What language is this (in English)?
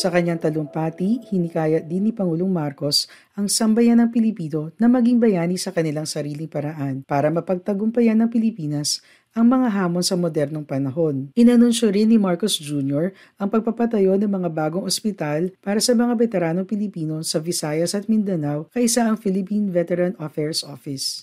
Filipino